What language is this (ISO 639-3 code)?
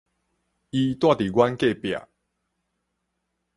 nan